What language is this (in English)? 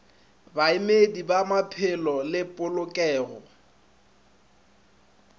Northern Sotho